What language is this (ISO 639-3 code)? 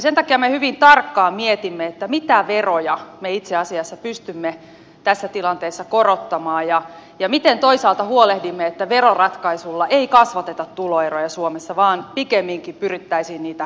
fin